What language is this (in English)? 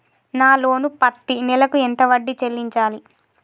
Telugu